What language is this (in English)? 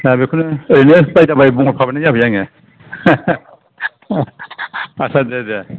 Bodo